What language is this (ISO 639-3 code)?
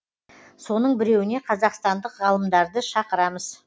kaz